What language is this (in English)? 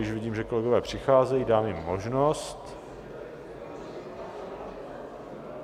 Czech